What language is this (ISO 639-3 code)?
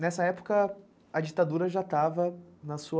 por